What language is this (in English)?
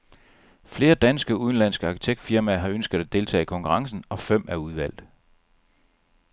Danish